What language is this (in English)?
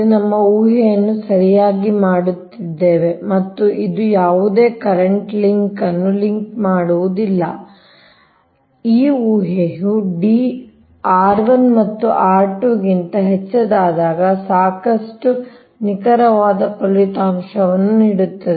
Kannada